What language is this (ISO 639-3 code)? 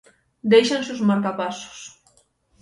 glg